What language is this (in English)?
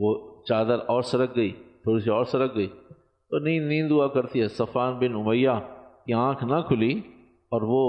Urdu